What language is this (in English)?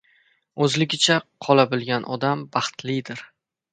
Uzbek